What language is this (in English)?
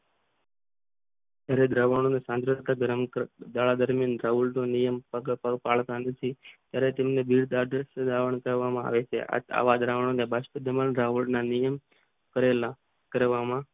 Gujarati